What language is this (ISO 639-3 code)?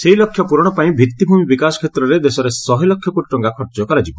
ori